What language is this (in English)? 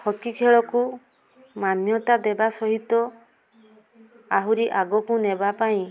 Odia